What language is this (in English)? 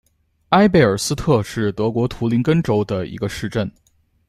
Chinese